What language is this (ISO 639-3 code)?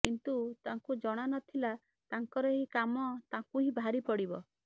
ori